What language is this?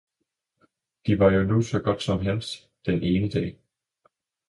Danish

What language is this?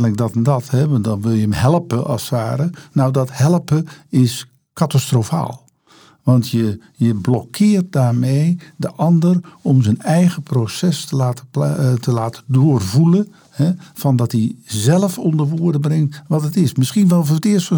Dutch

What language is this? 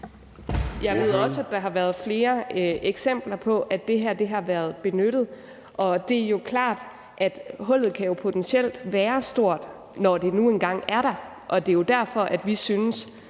Danish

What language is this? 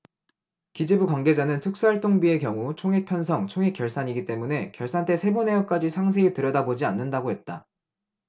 Korean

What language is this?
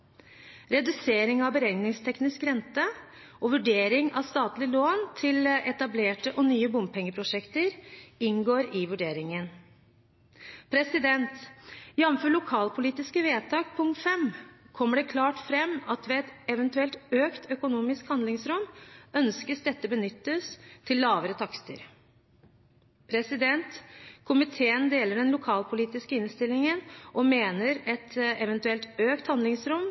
Norwegian Bokmål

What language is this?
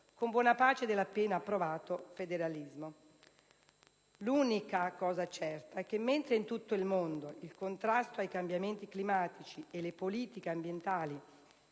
Italian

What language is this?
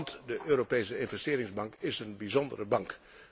Dutch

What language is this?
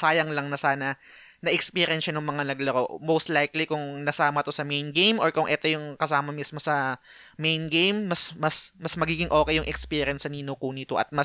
Filipino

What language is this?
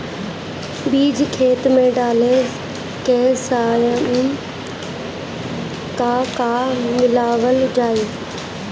Bhojpuri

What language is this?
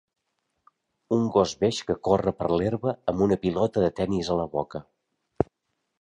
Catalan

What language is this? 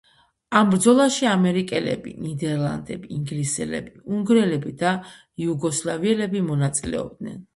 Georgian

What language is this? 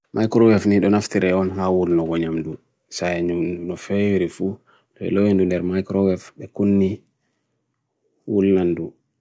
Bagirmi Fulfulde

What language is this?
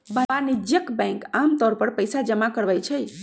Magahi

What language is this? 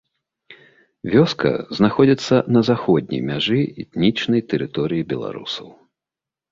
Belarusian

